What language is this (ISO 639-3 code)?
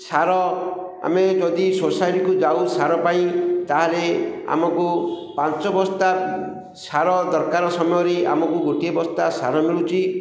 ori